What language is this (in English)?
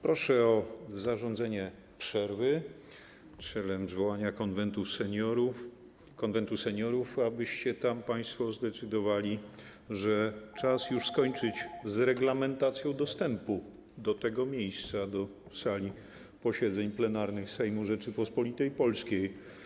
Polish